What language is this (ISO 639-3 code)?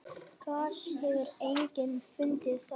isl